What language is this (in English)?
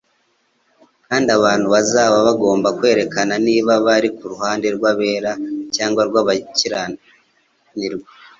Kinyarwanda